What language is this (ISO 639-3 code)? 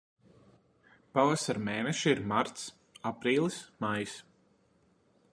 lav